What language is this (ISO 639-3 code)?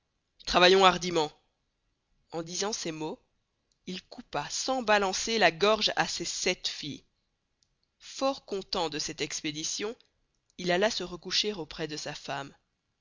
fra